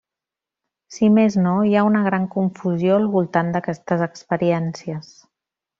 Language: Catalan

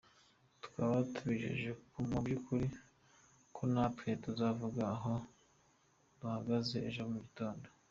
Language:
Kinyarwanda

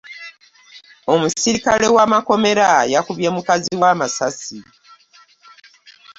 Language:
Ganda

